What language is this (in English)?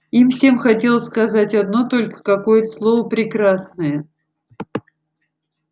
Russian